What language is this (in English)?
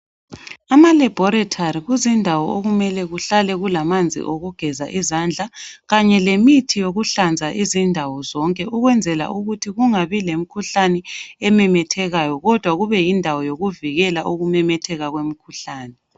North Ndebele